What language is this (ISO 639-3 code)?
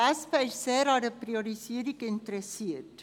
gsw